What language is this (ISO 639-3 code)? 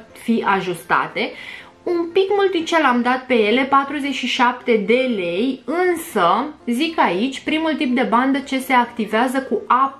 ron